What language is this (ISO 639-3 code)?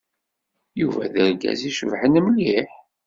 kab